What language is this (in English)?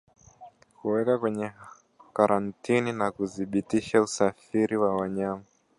Swahili